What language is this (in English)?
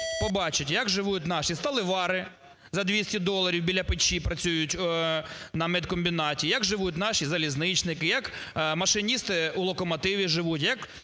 Ukrainian